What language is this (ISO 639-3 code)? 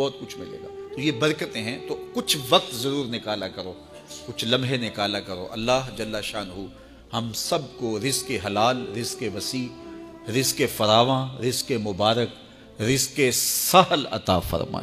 urd